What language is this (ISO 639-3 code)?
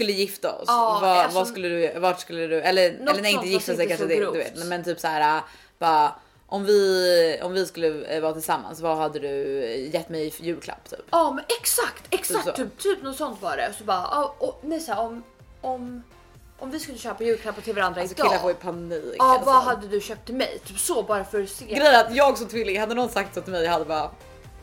swe